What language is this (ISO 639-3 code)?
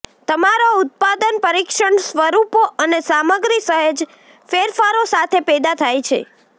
guj